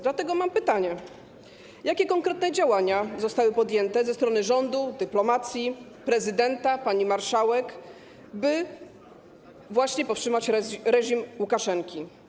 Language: Polish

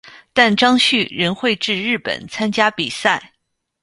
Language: Chinese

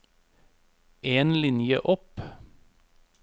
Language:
Norwegian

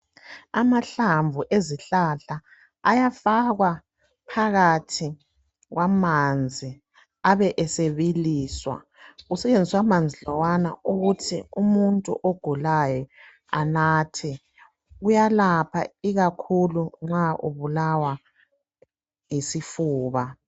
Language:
North Ndebele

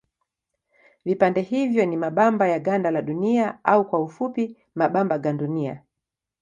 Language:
Swahili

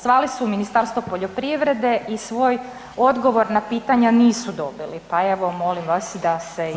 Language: Croatian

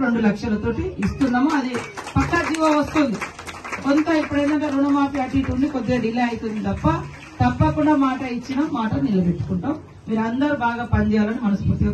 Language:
Telugu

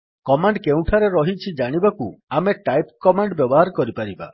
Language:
Odia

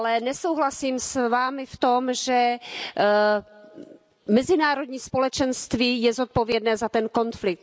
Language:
Czech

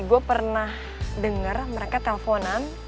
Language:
Indonesian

